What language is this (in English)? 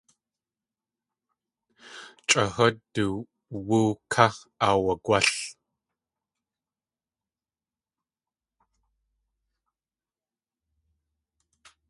Tlingit